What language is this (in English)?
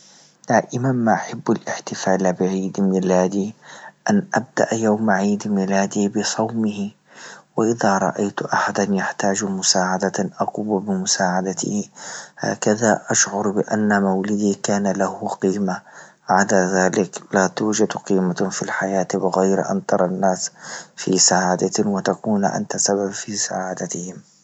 Libyan Arabic